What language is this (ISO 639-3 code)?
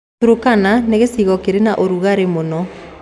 kik